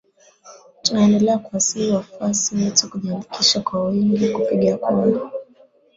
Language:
Swahili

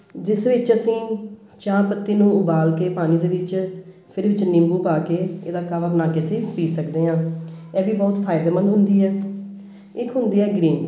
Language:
Punjabi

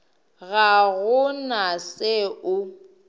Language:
Northern Sotho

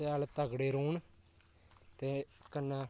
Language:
Dogri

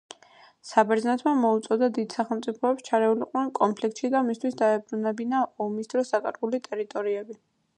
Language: Georgian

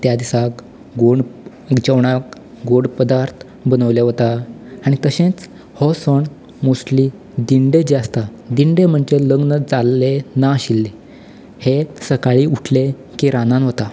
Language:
Konkani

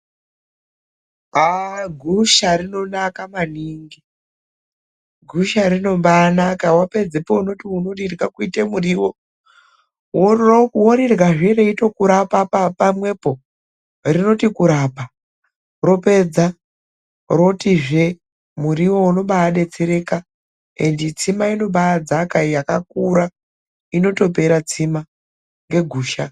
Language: Ndau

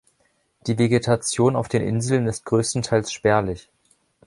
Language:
German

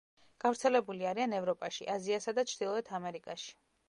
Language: Georgian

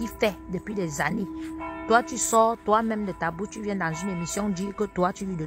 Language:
French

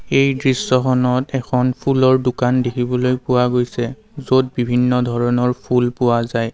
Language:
Assamese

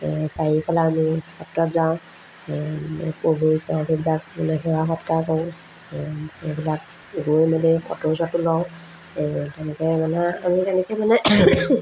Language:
Assamese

